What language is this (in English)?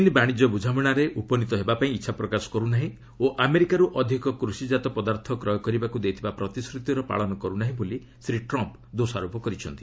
Odia